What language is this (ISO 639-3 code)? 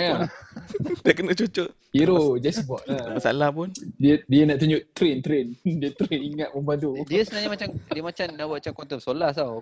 msa